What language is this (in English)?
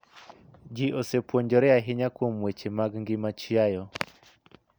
Luo (Kenya and Tanzania)